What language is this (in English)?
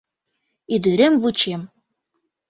Mari